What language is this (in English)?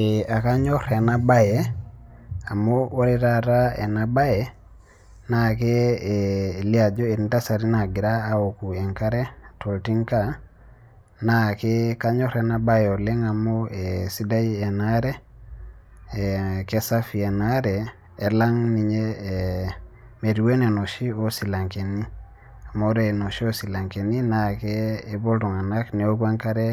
Masai